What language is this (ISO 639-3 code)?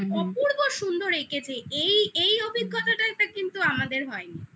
ben